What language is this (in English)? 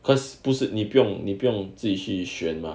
English